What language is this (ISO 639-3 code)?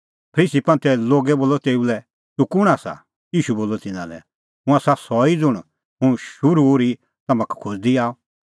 kfx